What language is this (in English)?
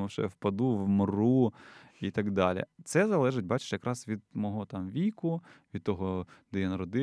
Ukrainian